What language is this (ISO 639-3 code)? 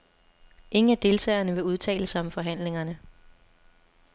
dan